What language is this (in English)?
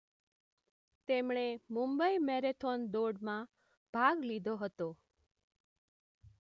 Gujarati